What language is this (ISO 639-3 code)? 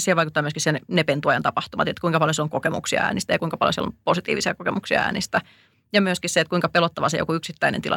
fin